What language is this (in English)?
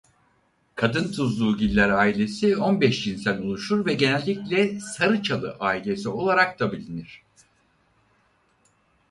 Turkish